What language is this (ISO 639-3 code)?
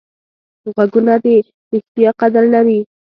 pus